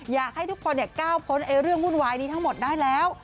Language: Thai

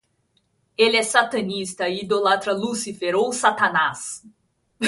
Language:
Portuguese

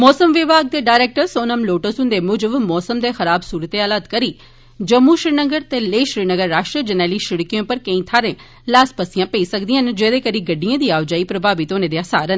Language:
Dogri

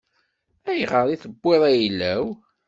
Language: Kabyle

